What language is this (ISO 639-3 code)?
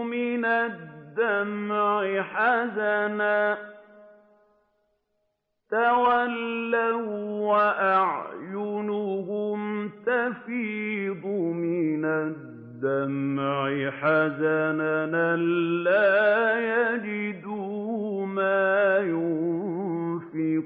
ara